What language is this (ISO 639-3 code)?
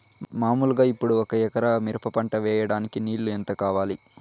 tel